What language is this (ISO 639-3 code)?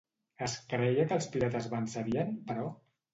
cat